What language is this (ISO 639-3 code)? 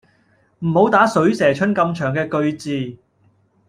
yue